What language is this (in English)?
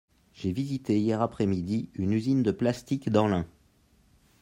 French